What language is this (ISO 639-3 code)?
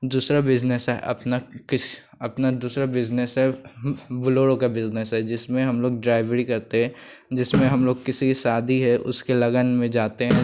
hin